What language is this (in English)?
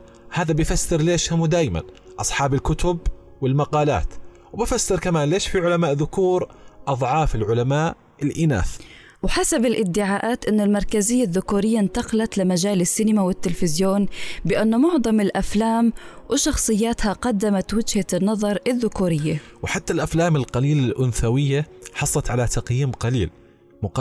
Arabic